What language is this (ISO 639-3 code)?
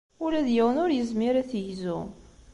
kab